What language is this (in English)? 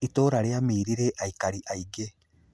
Kikuyu